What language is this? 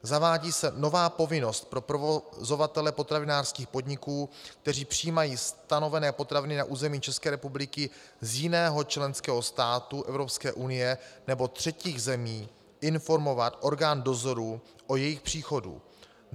Czech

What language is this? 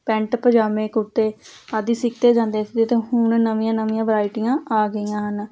Punjabi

